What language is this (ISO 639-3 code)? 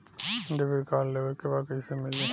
bho